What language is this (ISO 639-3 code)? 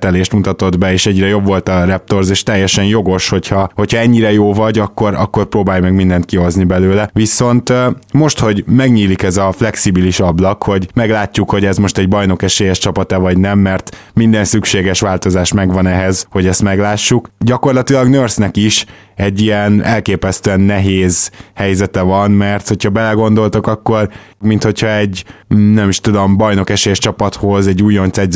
hun